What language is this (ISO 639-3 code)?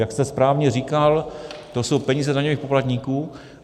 ces